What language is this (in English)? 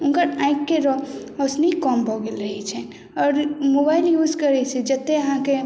Maithili